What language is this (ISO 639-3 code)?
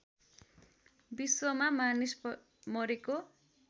nep